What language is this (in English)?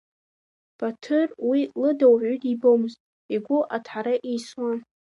Abkhazian